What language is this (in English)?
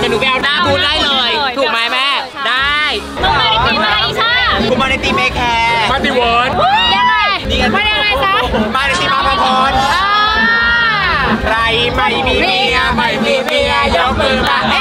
Thai